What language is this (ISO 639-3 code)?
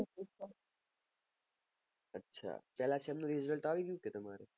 guj